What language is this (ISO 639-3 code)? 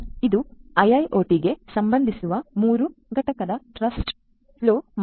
kan